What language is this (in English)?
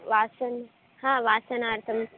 Sanskrit